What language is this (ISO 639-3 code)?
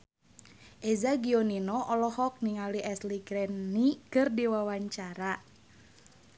sun